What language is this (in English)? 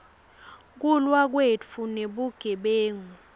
Swati